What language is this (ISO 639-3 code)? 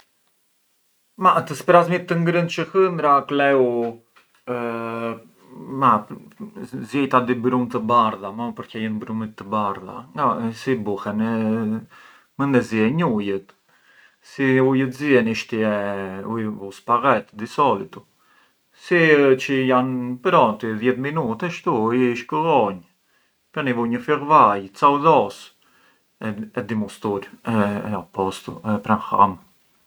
aae